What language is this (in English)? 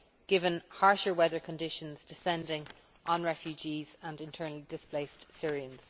English